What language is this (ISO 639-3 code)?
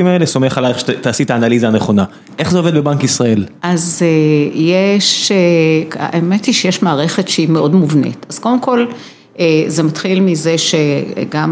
heb